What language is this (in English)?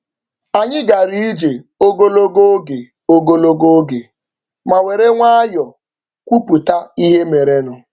Igbo